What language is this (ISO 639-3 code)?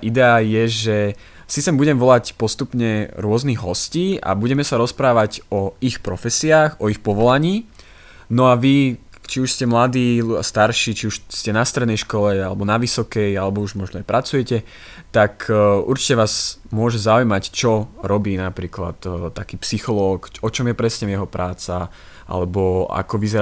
slk